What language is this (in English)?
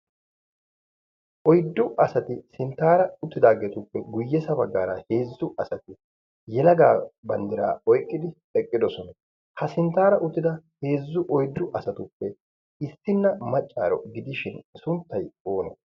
Wolaytta